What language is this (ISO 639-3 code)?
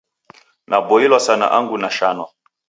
dav